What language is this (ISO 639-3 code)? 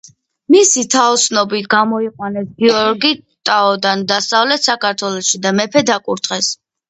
kat